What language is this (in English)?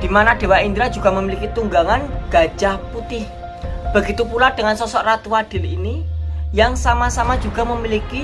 Indonesian